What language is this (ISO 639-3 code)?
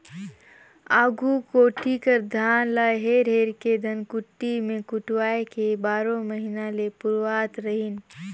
hne